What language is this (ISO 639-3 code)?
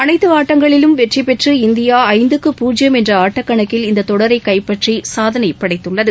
tam